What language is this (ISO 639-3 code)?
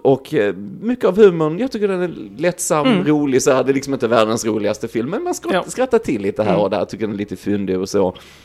swe